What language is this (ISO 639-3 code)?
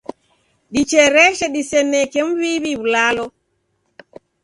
dav